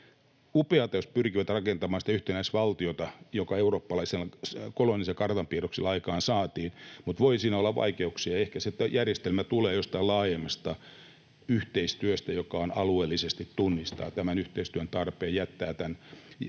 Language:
Finnish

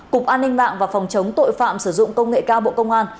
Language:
Vietnamese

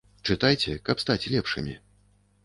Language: Belarusian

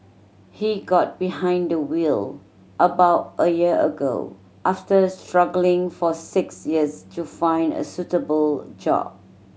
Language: English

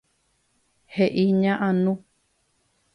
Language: Guarani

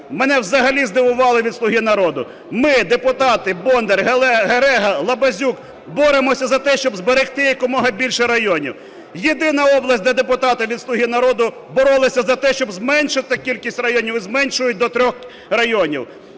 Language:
Ukrainian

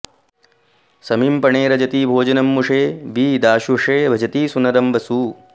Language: Sanskrit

